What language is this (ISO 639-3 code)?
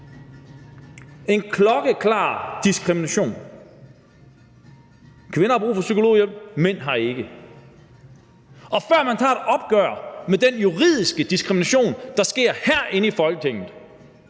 dan